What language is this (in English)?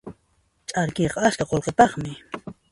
Puno Quechua